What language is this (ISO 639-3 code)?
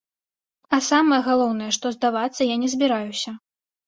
bel